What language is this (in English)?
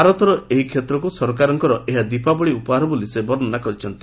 Odia